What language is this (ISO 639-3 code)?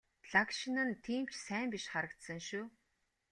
mon